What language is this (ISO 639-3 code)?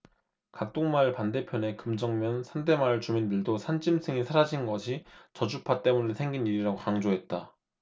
kor